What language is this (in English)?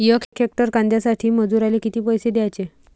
Marathi